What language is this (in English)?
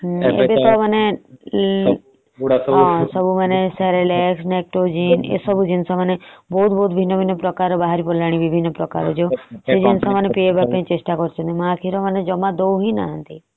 Odia